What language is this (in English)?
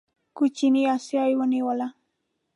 Pashto